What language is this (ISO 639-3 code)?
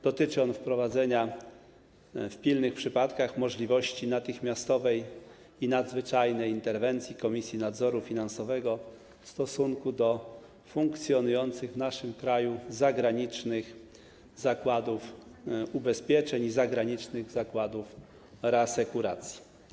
pol